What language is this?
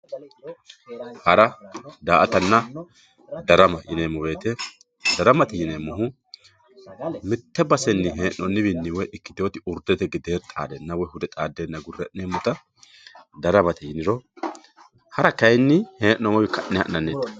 Sidamo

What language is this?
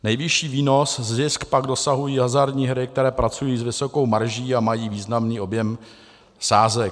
Czech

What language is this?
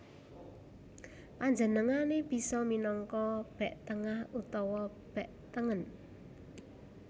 Javanese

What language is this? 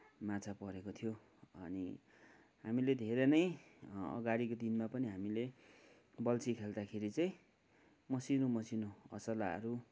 Nepali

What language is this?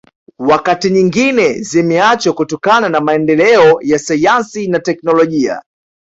Swahili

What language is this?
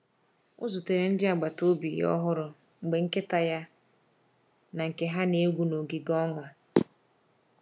Igbo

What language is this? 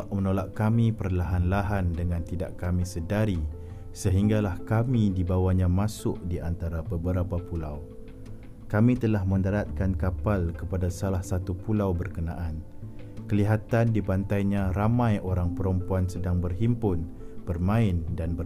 Malay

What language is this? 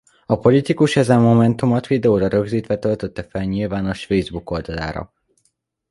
Hungarian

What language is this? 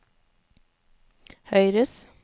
Norwegian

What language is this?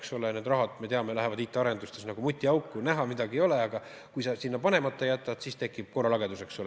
Estonian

